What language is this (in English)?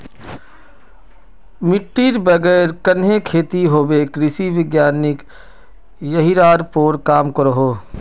Magahi